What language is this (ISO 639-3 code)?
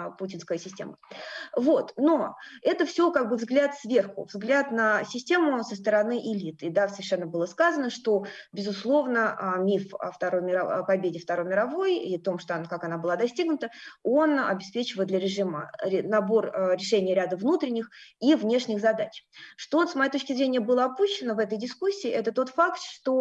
rus